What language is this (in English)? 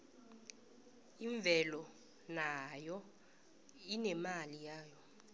South Ndebele